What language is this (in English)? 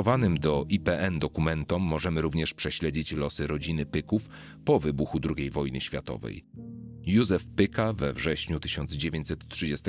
Polish